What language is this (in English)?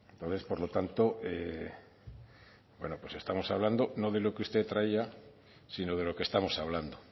Spanish